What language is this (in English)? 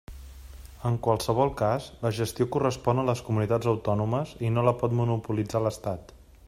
Catalan